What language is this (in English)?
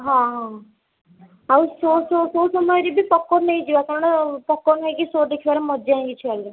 Odia